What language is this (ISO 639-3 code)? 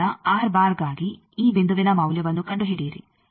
kan